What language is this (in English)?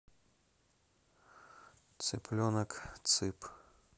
Russian